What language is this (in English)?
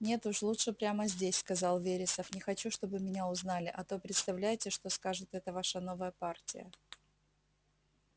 Russian